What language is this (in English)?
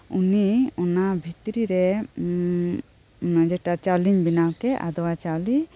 Santali